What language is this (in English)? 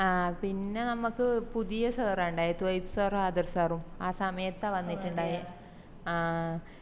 Malayalam